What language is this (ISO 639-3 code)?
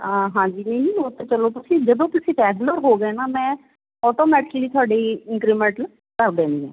pan